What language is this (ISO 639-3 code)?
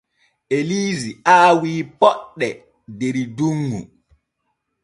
fue